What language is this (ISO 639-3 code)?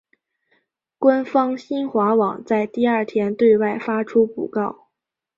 zho